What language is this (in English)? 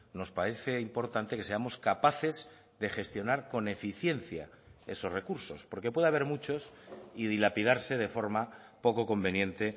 Spanish